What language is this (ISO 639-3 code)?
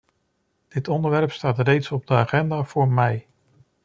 nld